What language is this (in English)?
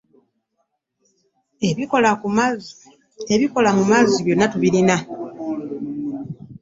Ganda